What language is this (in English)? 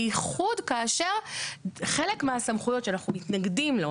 Hebrew